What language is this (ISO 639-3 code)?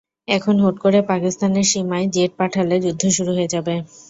ben